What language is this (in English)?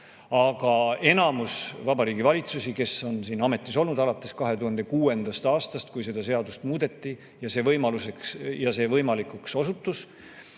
Estonian